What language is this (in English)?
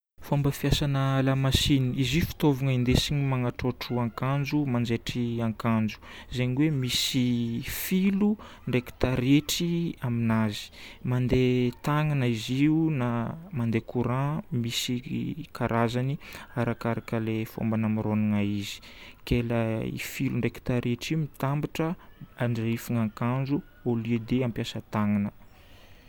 Northern Betsimisaraka Malagasy